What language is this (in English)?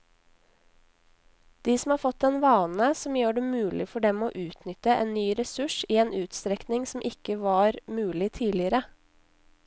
Norwegian